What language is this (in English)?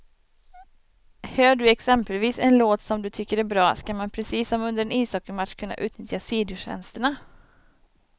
Swedish